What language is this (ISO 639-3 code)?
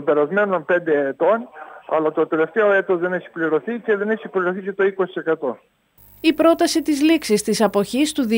ell